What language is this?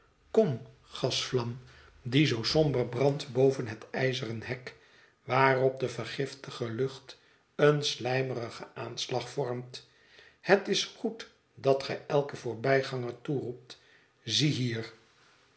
Dutch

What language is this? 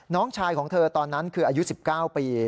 Thai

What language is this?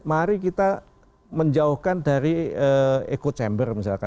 Indonesian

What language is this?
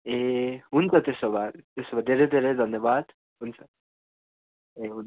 Nepali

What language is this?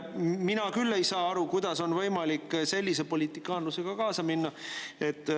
Estonian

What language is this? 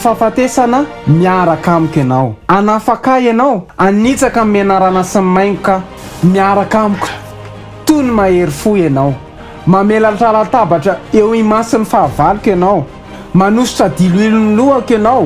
Romanian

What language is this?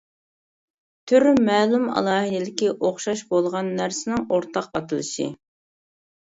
Uyghur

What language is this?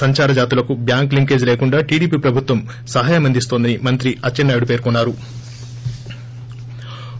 Telugu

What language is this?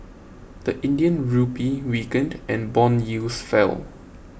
English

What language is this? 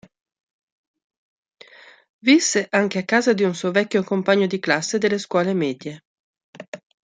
Italian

